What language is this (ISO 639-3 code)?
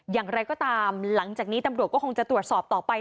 tha